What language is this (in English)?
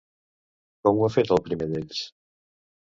Catalan